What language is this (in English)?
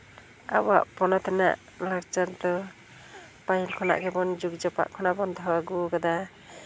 Santali